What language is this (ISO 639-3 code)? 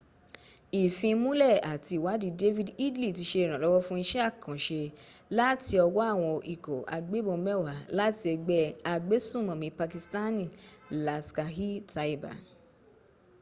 yor